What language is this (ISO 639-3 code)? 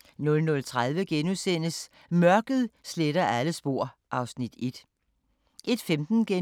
dan